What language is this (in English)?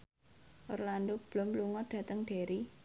Javanese